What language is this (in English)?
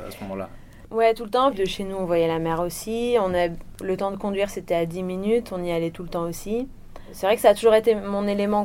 French